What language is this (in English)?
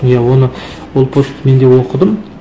Kazakh